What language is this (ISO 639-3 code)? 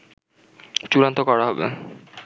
ben